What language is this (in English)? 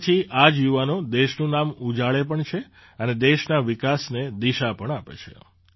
Gujarati